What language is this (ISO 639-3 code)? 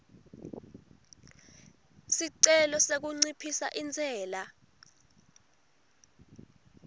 ssw